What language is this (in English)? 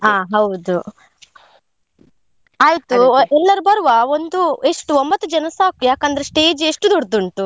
Kannada